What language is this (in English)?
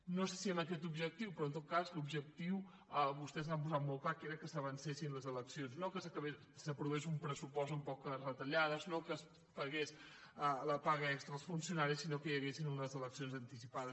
Catalan